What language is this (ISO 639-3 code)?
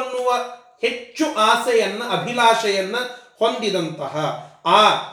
kan